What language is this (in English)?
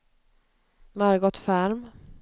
Swedish